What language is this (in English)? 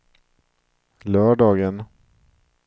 Swedish